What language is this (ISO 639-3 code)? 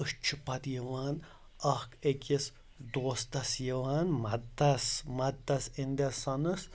kas